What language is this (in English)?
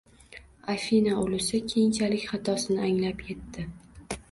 Uzbek